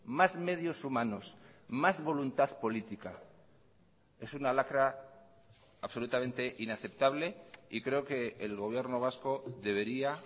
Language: Spanish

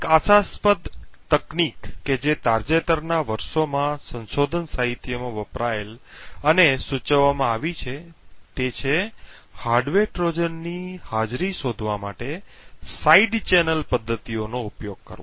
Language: Gujarati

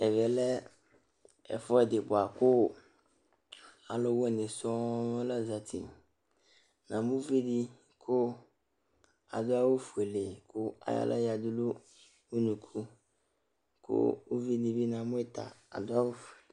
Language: Ikposo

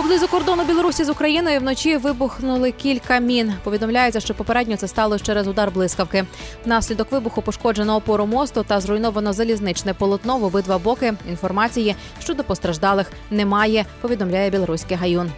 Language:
Ukrainian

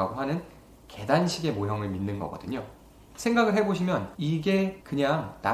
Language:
Korean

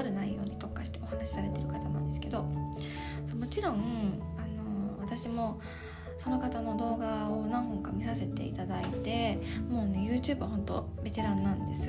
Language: Japanese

